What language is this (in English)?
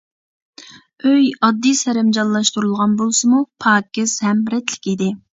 Uyghur